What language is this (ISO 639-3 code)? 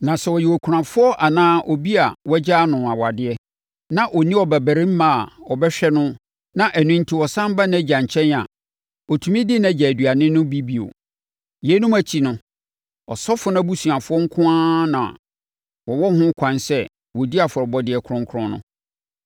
aka